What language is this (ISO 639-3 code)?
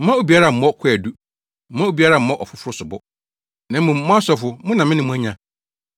aka